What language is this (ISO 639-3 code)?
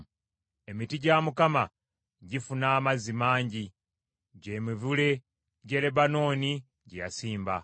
lug